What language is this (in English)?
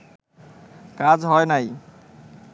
Bangla